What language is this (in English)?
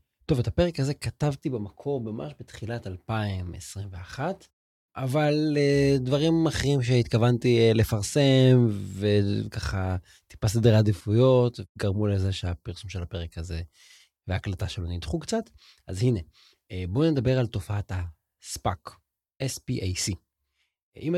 Hebrew